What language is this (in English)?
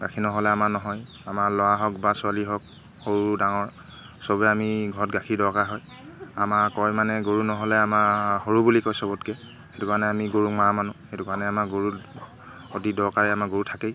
Assamese